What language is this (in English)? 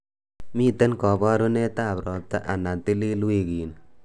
Kalenjin